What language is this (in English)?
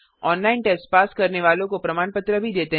Hindi